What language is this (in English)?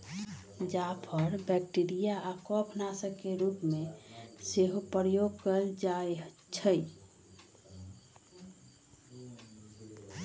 Magahi